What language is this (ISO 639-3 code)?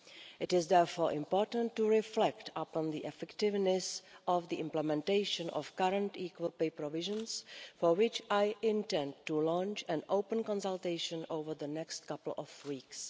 eng